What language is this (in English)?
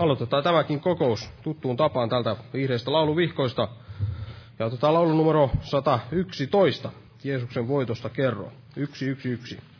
Finnish